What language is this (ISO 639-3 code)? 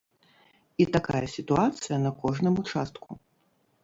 bel